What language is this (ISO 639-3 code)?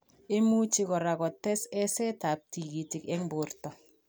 kln